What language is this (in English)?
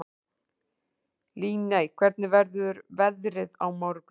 Icelandic